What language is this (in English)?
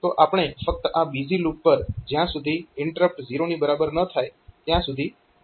Gujarati